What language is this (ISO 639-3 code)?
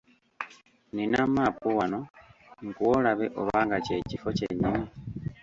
lug